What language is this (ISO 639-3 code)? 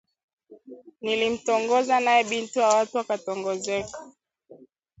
swa